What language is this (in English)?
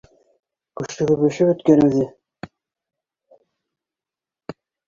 Bashkir